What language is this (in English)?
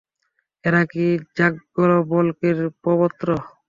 Bangla